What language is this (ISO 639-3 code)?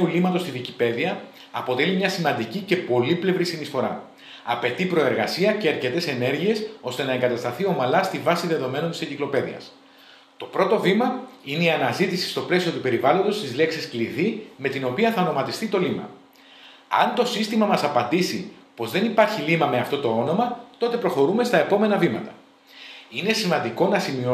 ell